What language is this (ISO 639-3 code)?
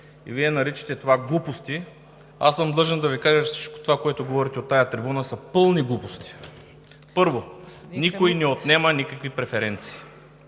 bul